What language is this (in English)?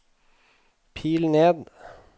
Norwegian